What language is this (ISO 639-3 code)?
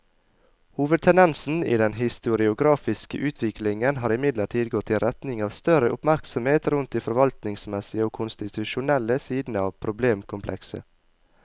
nor